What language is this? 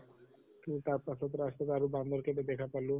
Assamese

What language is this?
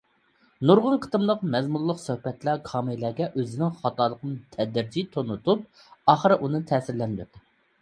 Uyghur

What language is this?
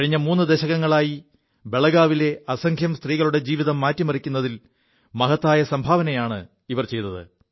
Malayalam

